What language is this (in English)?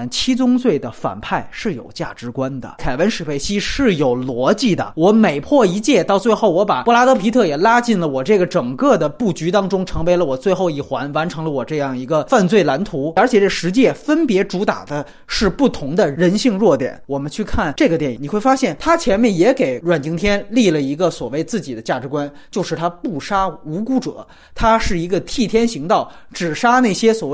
Chinese